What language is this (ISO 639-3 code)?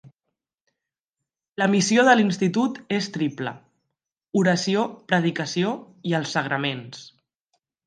cat